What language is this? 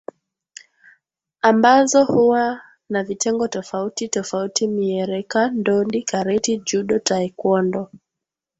Swahili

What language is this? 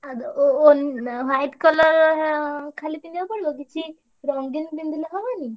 Odia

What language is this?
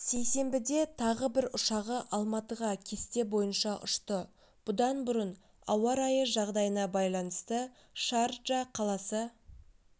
Kazakh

